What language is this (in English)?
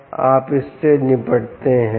Hindi